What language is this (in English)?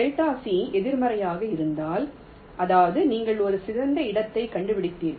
Tamil